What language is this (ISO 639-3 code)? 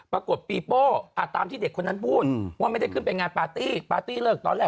tha